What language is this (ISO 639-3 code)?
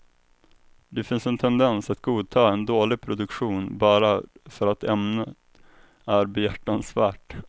swe